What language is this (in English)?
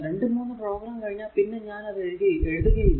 Malayalam